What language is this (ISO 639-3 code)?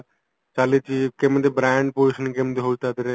ori